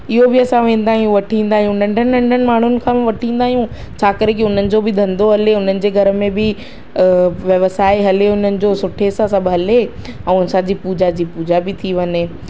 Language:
Sindhi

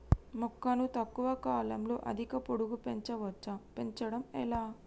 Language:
Telugu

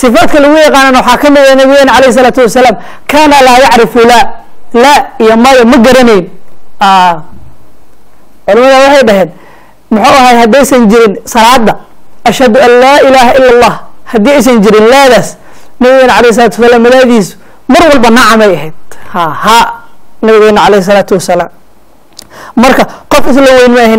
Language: Arabic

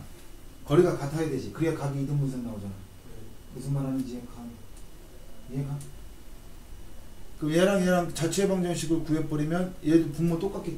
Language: Korean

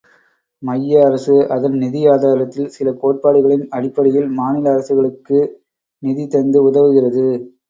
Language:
Tamil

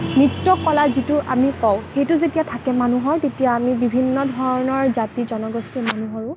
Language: Assamese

